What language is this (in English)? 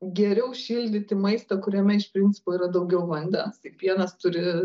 Lithuanian